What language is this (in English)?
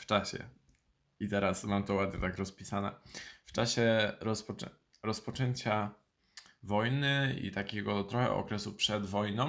Polish